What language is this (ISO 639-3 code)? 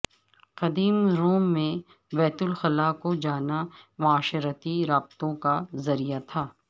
urd